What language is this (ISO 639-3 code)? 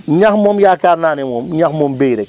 wol